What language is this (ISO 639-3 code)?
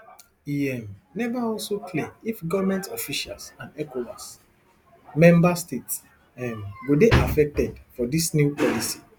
pcm